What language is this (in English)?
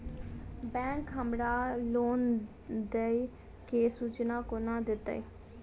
Maithili